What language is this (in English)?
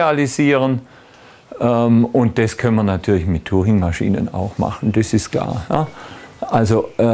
German